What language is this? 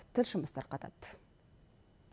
Kazakh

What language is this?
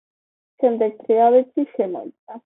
Georgian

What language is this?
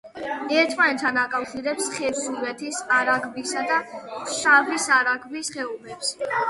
Georgian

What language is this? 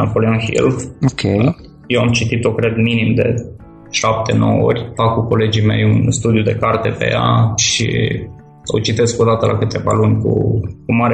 Romanian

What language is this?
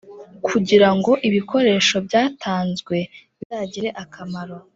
Kinyarwanda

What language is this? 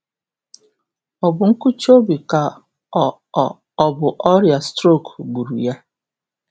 Igbo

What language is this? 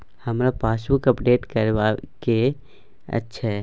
Maithili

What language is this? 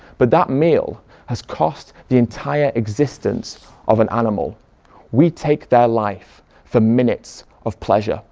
English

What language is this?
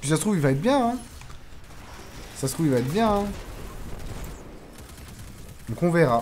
French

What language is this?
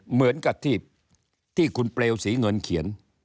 Thai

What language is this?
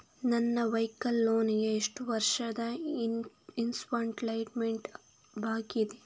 Kannada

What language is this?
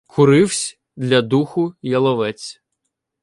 Ukrainian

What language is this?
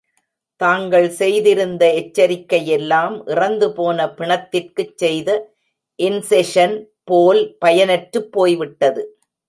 Tamil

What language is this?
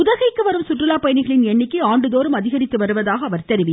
Tamil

